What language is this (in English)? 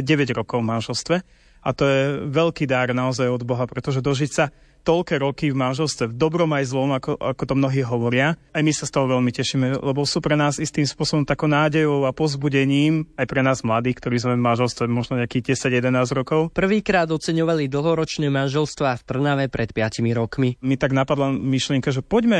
Slovak